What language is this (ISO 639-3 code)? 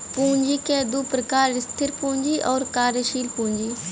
bho